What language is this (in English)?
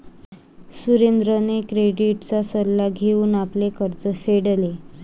Marathi